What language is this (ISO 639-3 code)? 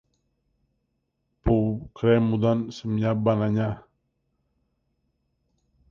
ell